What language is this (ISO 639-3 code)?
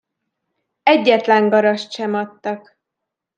hun